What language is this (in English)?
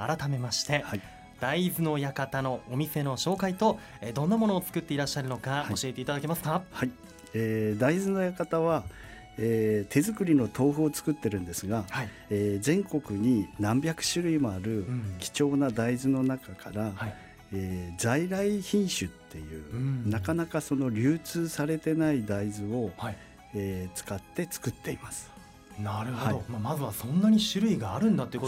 Japanese